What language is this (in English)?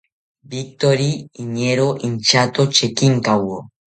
South Ucayali Ashéninka